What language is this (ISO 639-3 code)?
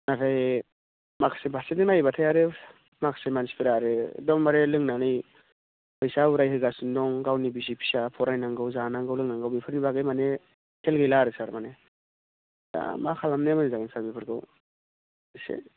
brx